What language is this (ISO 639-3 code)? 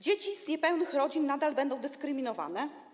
pol